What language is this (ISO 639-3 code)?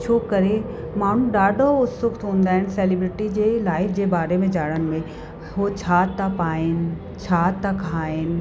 snd